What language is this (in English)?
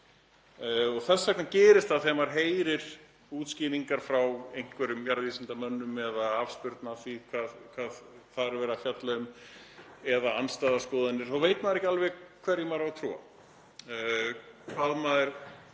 Icelandic